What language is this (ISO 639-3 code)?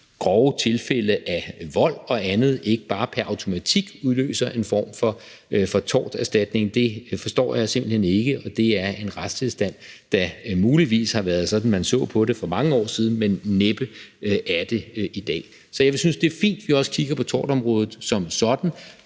dan